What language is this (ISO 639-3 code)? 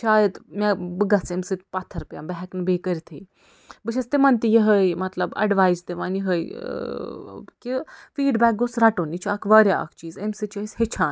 kas